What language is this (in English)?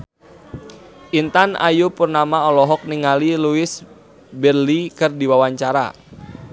Sundanese